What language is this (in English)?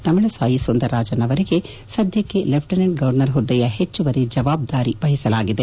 Kannada